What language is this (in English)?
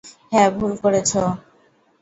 Bangla